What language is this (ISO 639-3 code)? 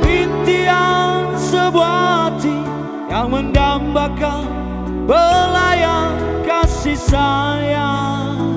ind